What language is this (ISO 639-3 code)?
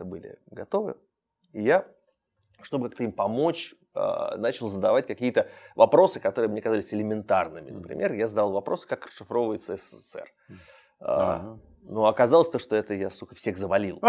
rus